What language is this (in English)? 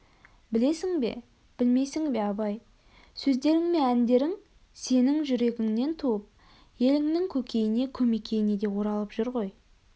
Kazakh